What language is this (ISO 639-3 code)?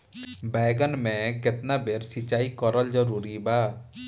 bho